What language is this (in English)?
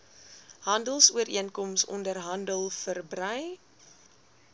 Afrikaans